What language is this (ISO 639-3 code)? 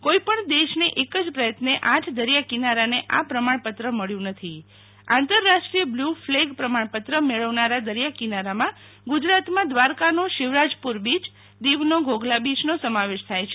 guj